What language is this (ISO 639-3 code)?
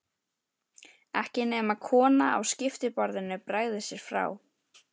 isl